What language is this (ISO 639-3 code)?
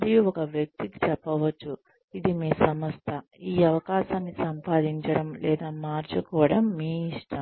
tel